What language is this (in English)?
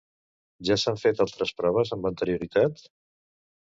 Catalan